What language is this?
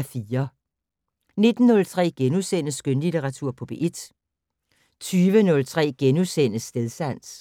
Danish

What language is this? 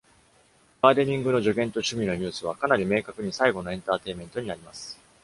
Japanese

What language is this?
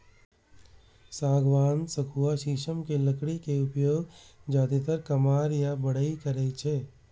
Maithili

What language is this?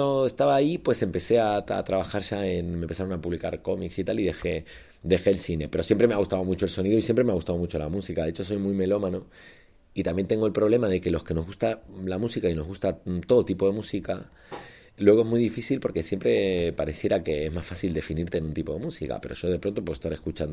Spanish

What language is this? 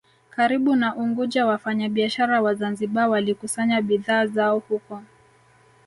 Swahili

